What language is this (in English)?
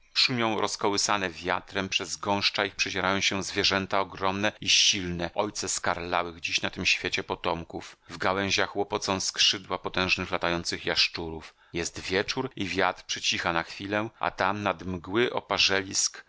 Polish